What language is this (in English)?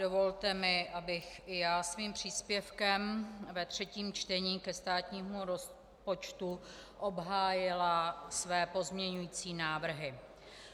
Czech